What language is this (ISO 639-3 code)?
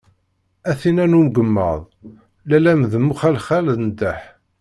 kab